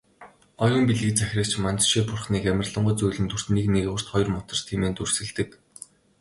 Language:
Mongolian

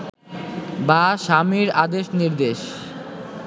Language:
Bangla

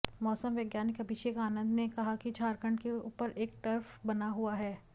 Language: Hindi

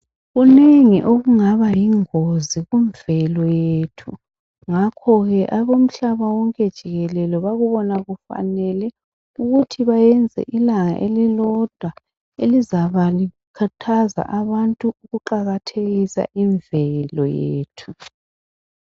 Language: North Ndebele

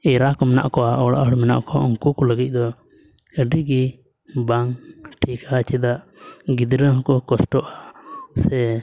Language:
Santali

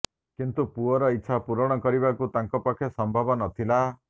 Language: Odia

